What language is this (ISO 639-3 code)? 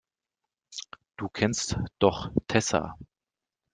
deu